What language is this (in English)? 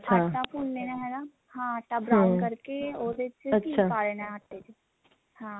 Punjabi